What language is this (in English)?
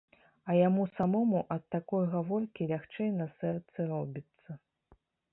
Belarusian